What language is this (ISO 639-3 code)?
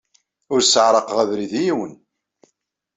kab